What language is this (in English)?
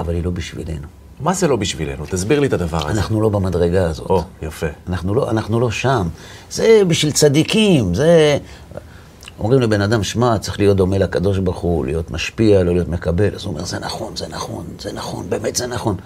Hebrew